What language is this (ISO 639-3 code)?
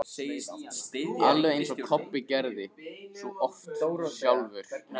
isl